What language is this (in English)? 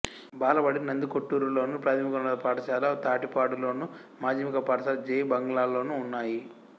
Telugu